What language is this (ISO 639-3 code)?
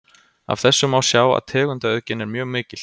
isl